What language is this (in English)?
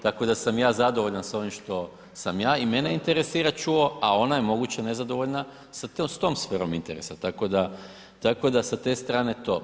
Croatian